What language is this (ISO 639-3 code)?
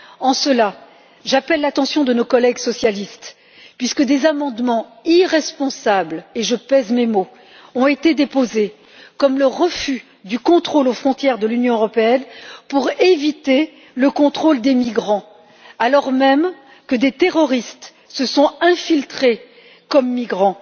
fra